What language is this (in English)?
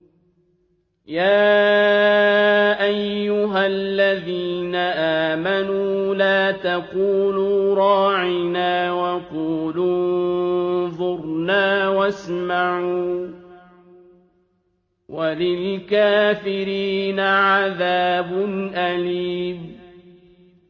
Arabic